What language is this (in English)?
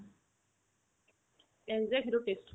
Assamese